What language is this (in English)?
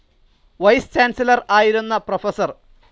Malayalam